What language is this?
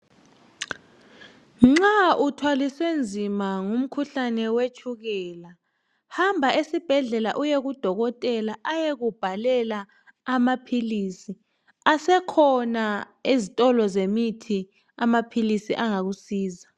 North Ndebele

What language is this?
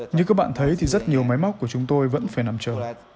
Vietnamese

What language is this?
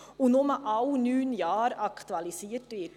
Swiss German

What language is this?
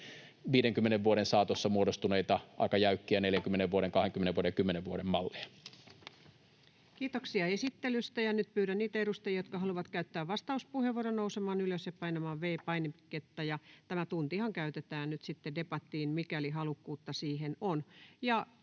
Finnish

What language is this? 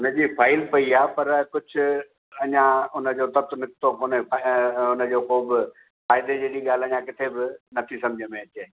Sindhi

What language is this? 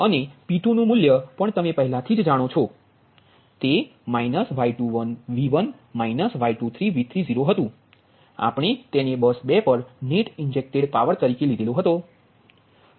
Gujarati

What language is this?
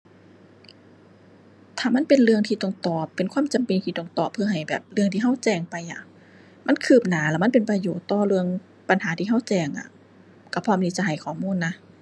Thai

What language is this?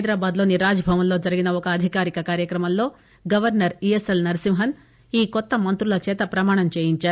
Telugu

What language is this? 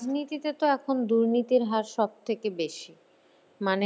Bangla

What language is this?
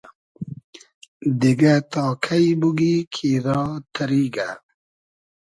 Hazaragi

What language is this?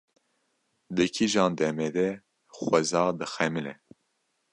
Kurdish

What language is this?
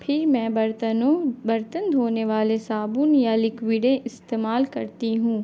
Urdu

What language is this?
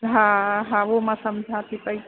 Sindhi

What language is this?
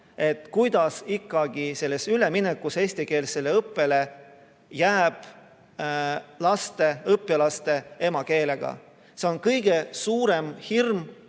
Estonian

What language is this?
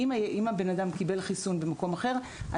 Hebrew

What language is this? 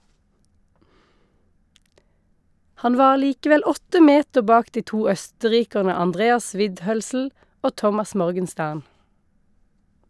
Norwegian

